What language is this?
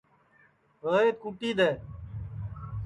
Sansi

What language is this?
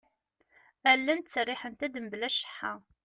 Kabyle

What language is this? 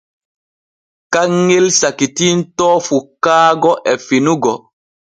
Borgu Fulfulde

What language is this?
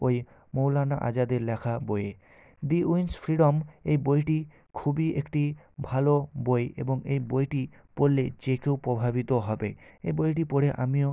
Bangla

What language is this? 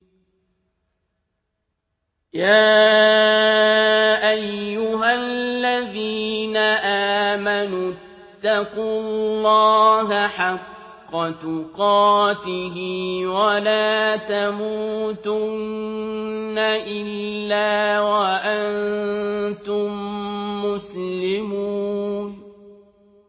Arabic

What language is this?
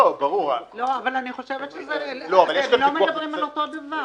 Hebrew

